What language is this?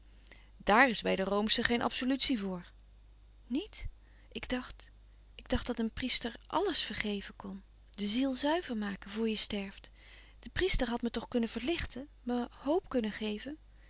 Dutch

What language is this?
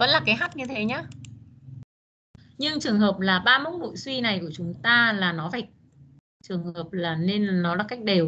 Vietnamese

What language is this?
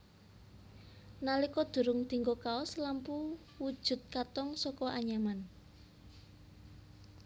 Javanese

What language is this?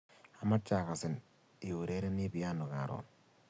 Kalenjin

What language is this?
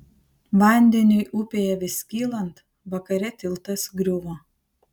Lithuanian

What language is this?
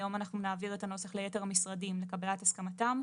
Hebrew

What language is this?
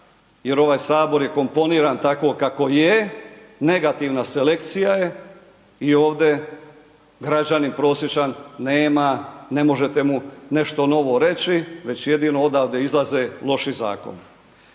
Croatian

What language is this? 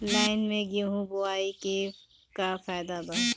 Bhojpuri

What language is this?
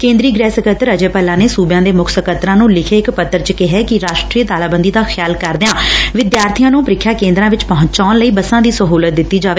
Punjabi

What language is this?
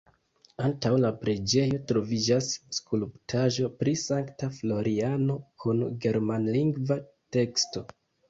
Esperanto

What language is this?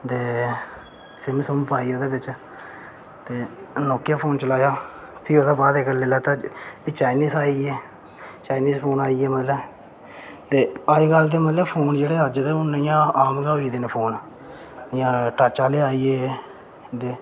Dogri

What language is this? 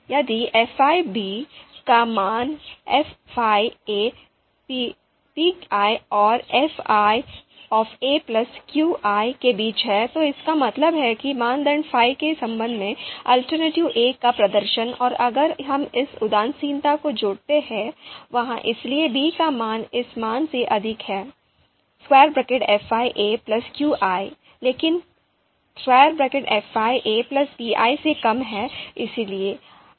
Hindi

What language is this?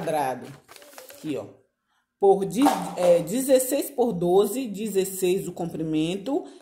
Portuguese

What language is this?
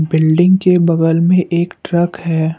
Hindi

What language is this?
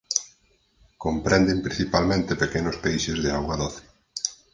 Galician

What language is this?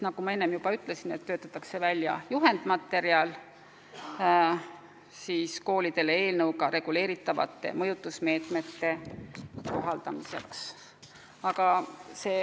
Estonian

